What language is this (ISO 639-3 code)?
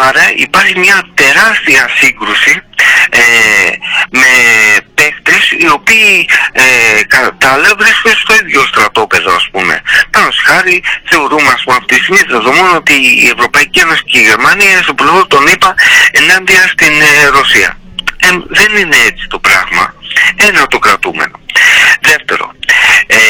ell